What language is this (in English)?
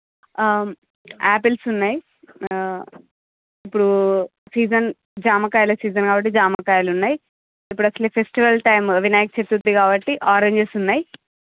Telugu